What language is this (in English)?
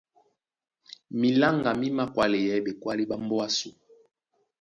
Duala